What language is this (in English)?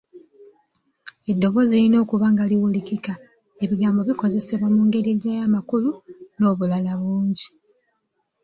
Ganda